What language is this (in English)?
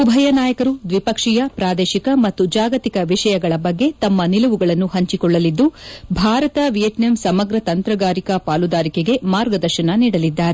Kannada